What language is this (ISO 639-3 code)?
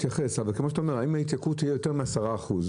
heb